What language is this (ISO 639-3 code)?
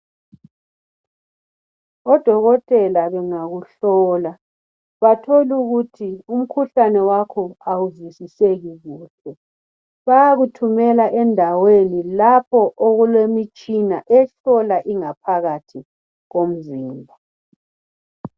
nde